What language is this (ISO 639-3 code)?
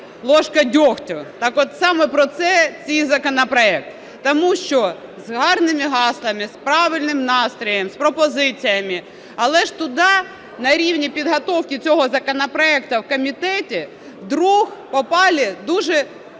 ukr